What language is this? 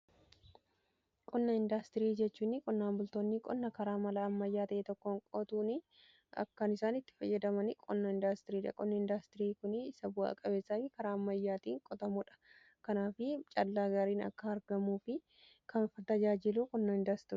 Oromo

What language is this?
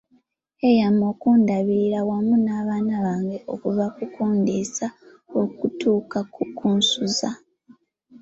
Ganda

